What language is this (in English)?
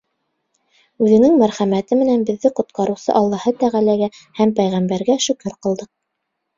Bashkir